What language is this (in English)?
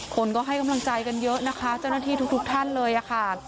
Thai